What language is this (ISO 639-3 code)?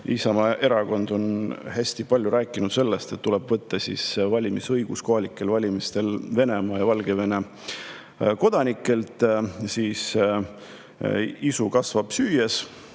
est